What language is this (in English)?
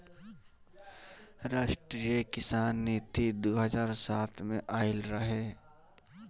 Bhojpuri